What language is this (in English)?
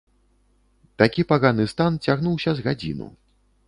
Belarusian